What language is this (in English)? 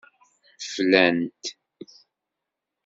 Kabyle